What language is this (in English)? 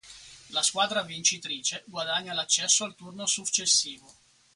Italian